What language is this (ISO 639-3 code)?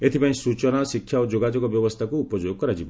ori